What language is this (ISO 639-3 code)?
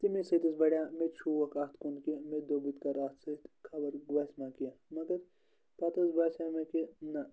kas